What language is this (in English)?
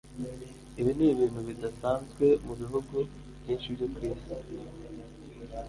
Kinyarwanda